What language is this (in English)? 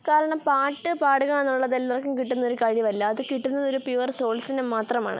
Malayalam